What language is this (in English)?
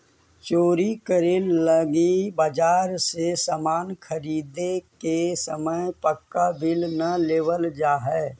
Magahi